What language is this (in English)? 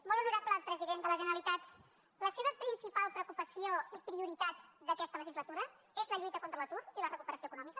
Catalan